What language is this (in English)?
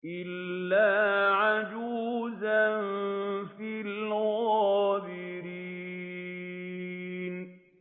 Arabic